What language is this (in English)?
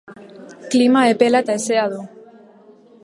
Basque